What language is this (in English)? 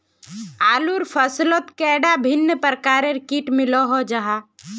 Magahi